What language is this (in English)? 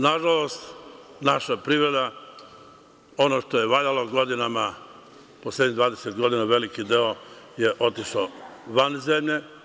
Serbian